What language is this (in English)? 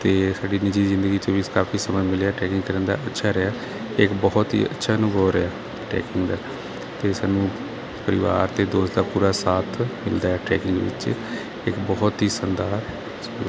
Punjabi